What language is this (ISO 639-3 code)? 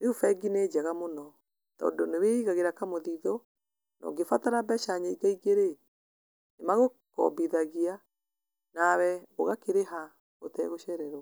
kik